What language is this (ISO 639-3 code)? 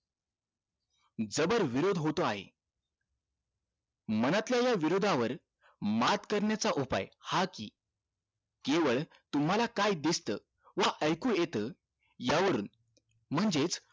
mar